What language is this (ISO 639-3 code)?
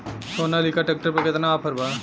bho